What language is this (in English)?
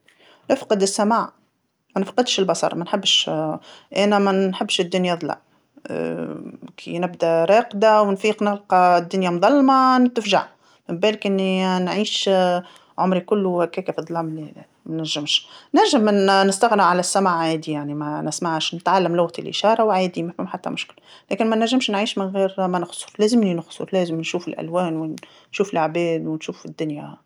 Tunisian Arabic